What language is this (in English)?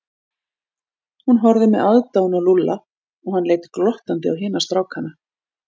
Icelandic